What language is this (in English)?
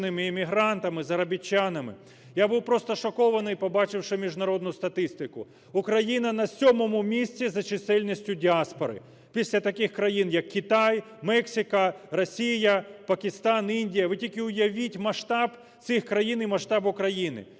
Ukrainian